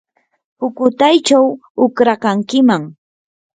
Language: Yanahuanca Pasco Quechua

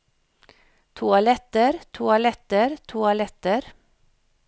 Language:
Norwegian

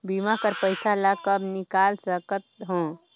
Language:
Chhattisgarhi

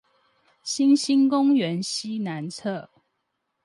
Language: Chinese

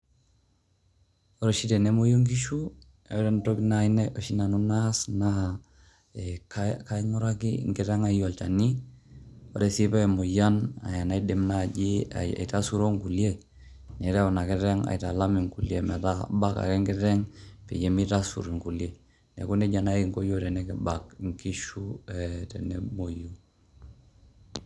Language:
Masai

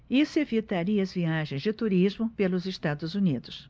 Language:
Portuguese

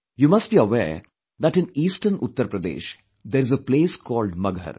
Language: English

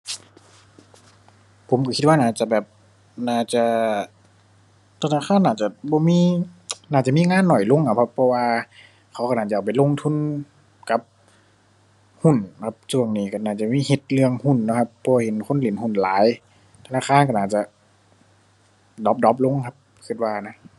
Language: Thai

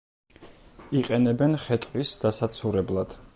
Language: Georgian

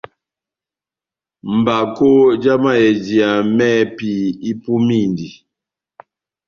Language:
Batanga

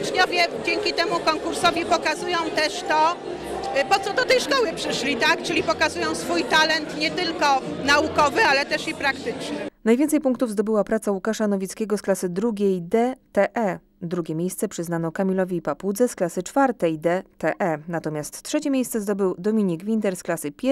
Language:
Polish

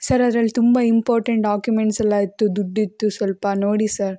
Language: Kannada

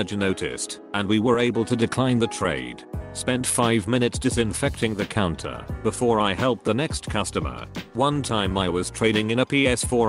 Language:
English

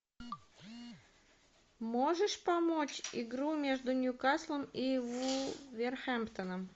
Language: Russian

